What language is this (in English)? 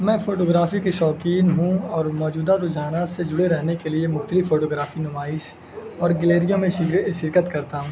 Urdu